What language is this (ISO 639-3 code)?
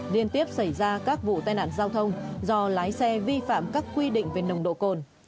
vie